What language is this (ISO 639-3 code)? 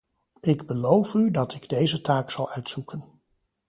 nld